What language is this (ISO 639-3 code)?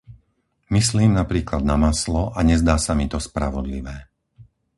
slk